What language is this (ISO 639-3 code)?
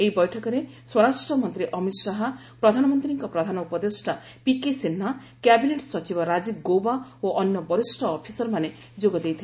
ori